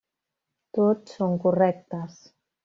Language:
Catalan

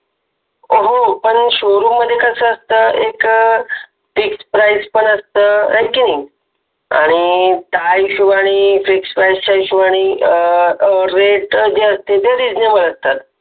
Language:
Marathi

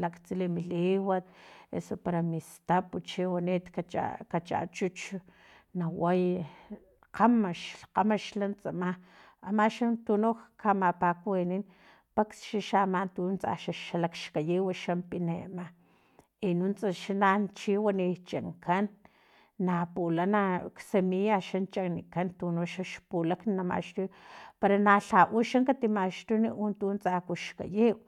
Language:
Filomena Mata-Coahuitlán Totonac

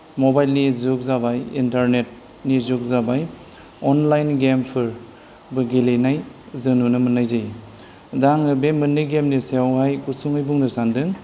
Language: Bodo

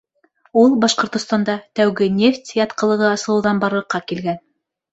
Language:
Bashkir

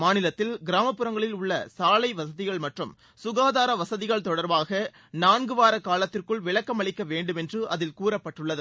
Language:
Tamil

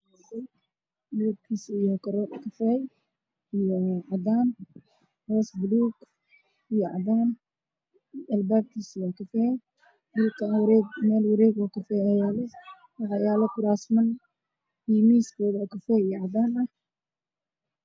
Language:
Somali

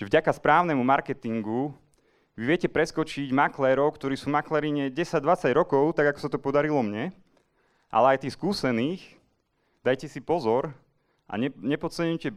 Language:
Czech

